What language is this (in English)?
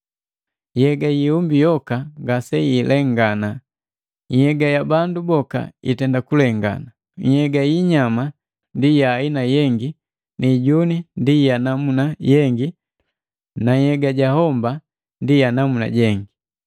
Matengo